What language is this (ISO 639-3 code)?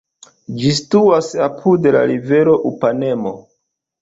epo